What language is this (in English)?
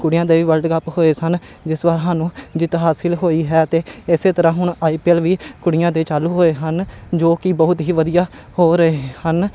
Punjabi